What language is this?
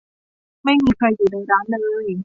Thai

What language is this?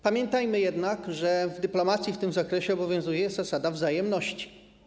Polish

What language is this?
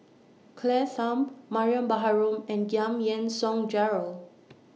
English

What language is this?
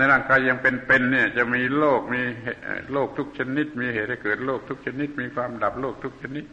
Thai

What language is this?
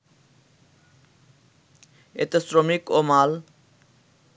Bangla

